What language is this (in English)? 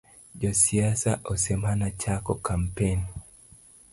Luo (Kenya and Tanzania)